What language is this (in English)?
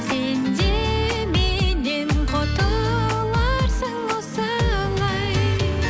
Kazakh